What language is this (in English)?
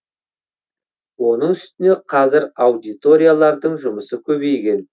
Kazakh